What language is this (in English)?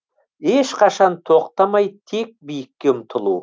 Kazakh